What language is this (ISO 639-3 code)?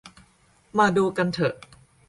tha